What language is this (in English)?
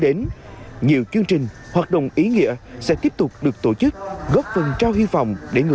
Vietnamese